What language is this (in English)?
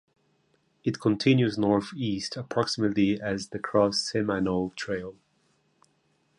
English